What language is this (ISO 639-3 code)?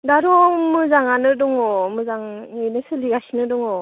brx